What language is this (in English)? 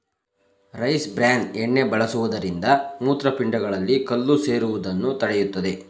Kannada